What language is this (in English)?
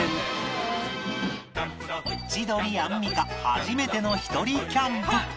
Japanese